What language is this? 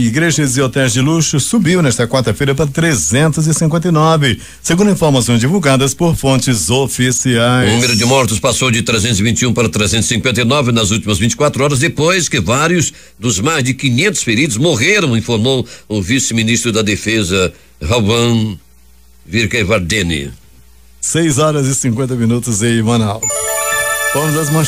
Portuguese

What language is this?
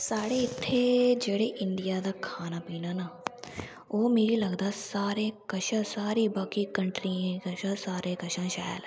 Dogri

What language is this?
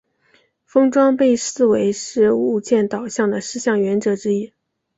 Chinese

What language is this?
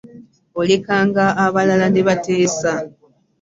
Ganda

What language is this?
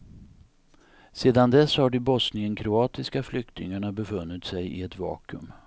Swedish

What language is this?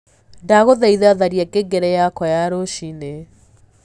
Kikuyu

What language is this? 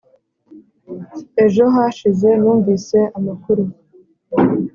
Kinyarwanda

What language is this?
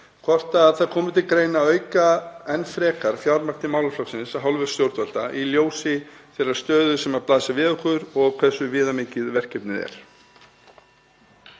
Icelandic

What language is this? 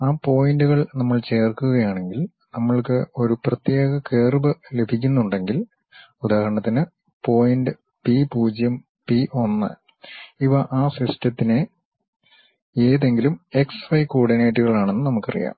Malayalam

